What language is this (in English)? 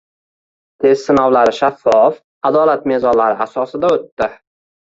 Uzbek